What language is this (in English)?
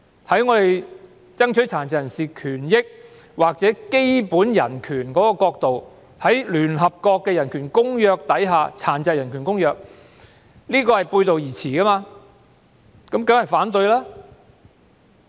Cantonese